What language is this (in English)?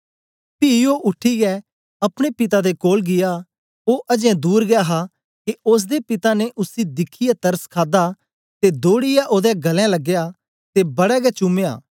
Dogri